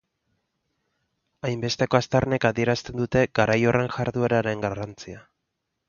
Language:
Basque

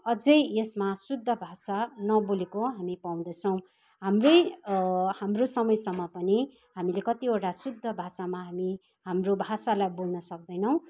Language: Nepali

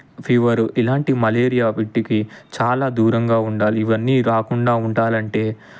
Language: Telugu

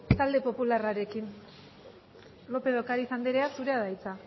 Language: Basque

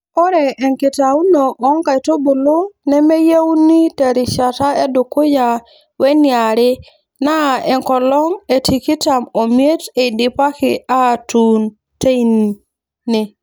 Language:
Masai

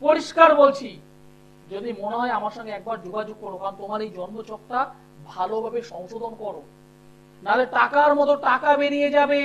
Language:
Bangla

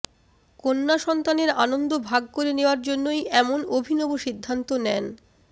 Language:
Bangla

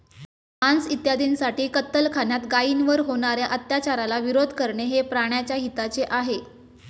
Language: Marathi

